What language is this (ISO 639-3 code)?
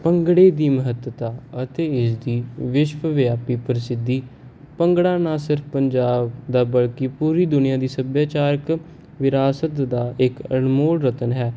pan